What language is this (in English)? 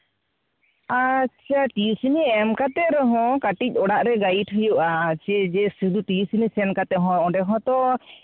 Santali